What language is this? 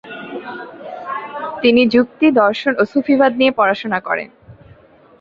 Bangla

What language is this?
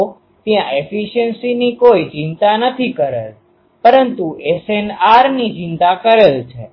Gujarati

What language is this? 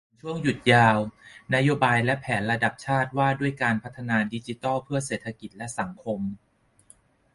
Thai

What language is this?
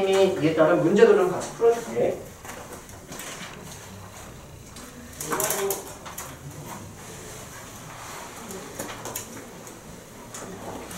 Korean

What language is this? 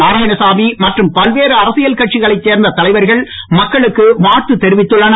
Tamil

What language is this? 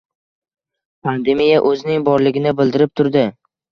Uzbek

